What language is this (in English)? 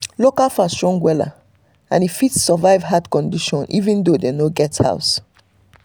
Nigerian Pidgin